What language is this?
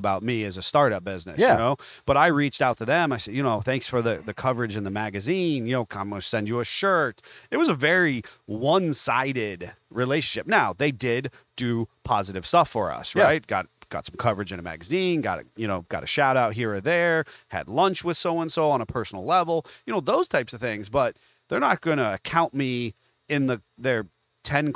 English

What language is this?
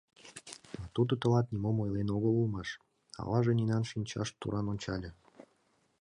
Mari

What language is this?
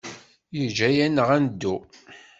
Kabyle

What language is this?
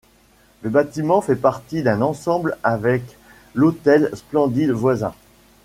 French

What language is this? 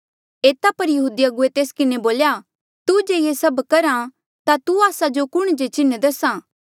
Mandeali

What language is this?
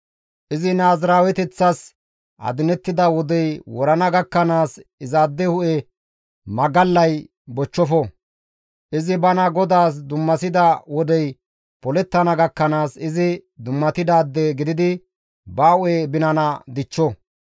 Gamo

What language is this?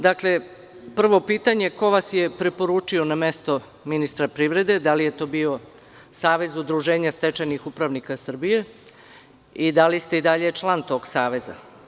Serbian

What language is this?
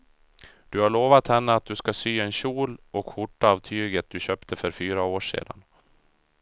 Swedish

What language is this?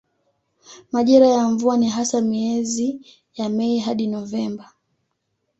Swahili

